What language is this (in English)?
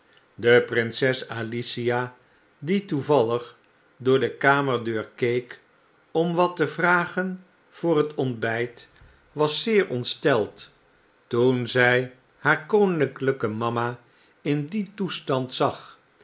Dutch